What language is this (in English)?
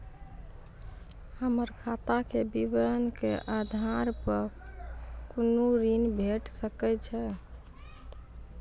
Maithili